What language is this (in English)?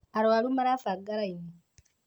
Kikuyu